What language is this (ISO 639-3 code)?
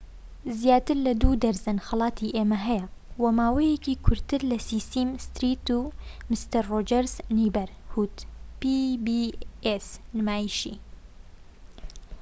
ckb